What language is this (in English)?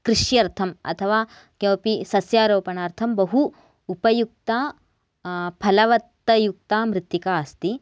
Sanskrit